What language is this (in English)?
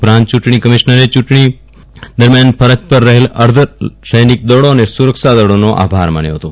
Gujarati